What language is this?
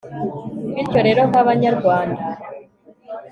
Kinyarwanda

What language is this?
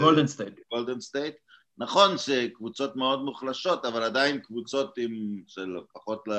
Hebrew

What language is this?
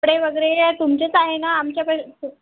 Marathi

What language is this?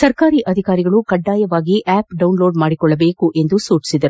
Kannada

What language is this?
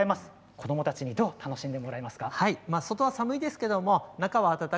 Japanese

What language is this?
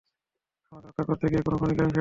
Bangla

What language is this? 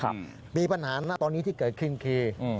Thai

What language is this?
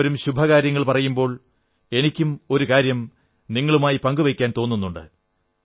Malayalam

